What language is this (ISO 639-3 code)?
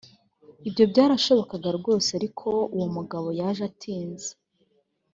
kin